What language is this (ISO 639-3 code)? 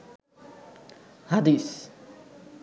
ben